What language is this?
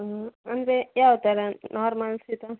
Kannada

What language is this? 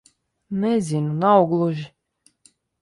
Latvian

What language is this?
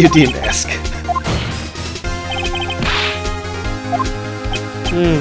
Indonesian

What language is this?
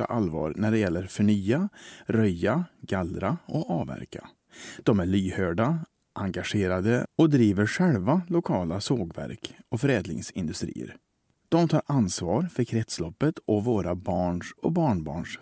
Swedish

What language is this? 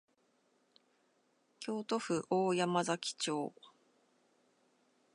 Japanese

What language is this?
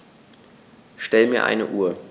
German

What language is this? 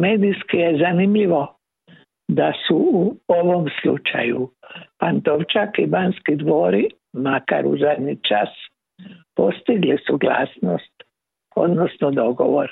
Croatian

